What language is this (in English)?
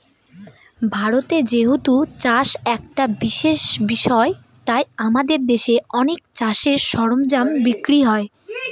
Bangla